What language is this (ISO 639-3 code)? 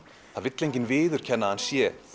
isl